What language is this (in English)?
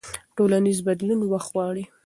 Pashto